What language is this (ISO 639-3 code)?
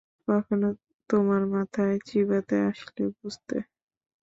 ben